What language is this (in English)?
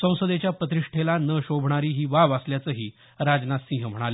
Marathi